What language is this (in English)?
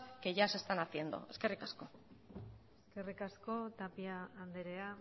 Basque